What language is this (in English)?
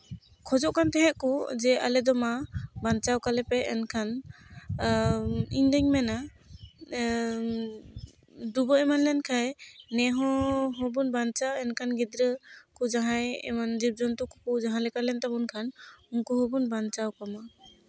Santali